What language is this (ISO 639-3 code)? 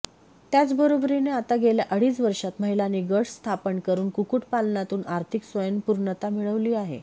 mar